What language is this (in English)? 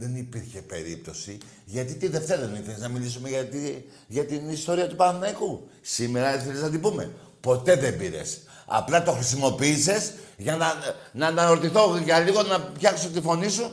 Greek